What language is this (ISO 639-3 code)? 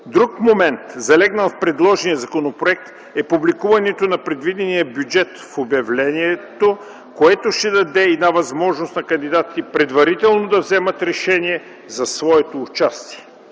bul